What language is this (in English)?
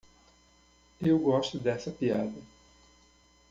Portuguese